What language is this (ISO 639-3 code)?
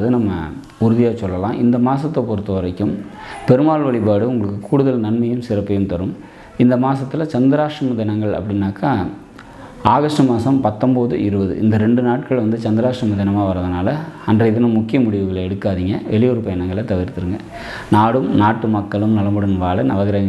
kor